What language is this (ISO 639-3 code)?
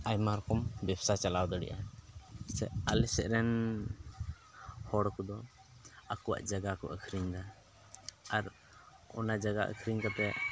sat